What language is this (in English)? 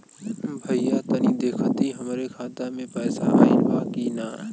Bhojpuri